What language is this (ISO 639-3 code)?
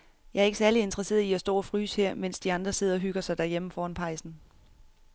dan